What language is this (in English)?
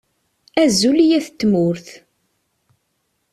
Kabyle